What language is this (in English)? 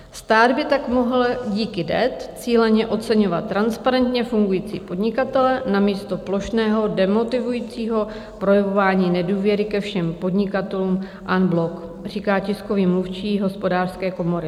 Czech